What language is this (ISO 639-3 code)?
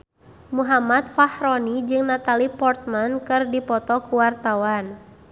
sun